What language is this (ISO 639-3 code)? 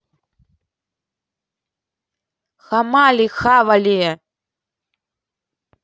rus